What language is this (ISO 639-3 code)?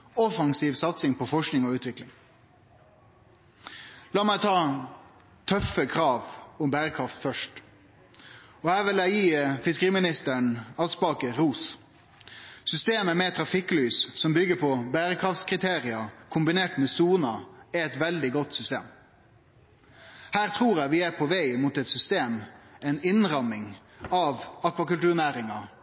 nno